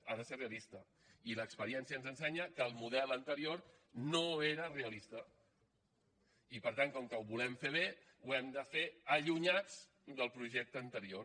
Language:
Catalan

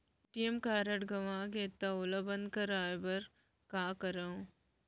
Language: Chhattisgarhi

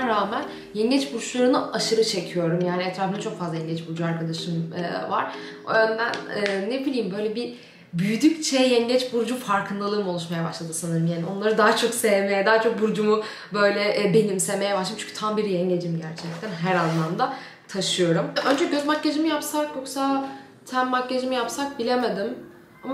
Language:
Turkish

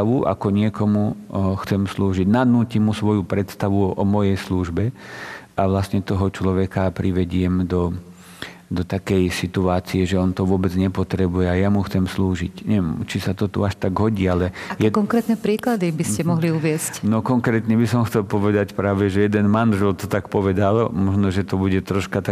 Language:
Slovak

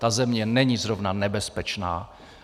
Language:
Czech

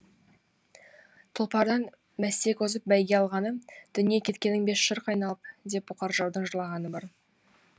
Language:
Kazakh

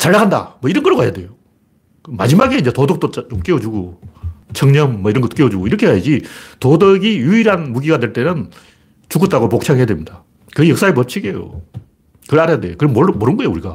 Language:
Korean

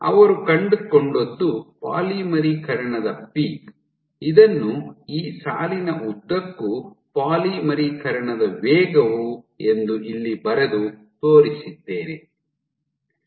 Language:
Kannada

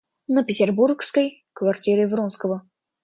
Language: Russian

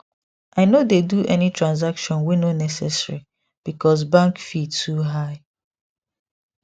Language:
Nigerian Pidgin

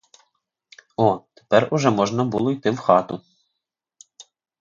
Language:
Ukrainian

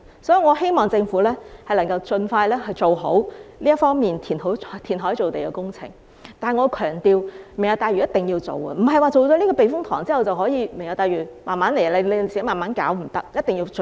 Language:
Cantonese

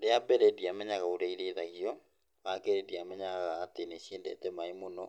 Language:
Kikuyu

